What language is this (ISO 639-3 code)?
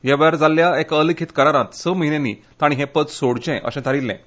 kok